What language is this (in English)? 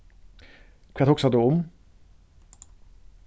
Faroese